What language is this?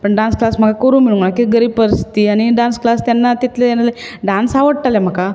Konkani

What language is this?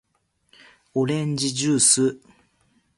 Japanese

